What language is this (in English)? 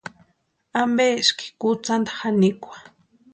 Western Highland Purepecha